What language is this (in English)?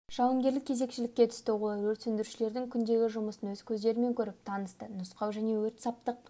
Kazakh